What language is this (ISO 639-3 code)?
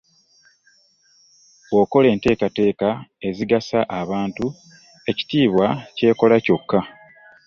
lug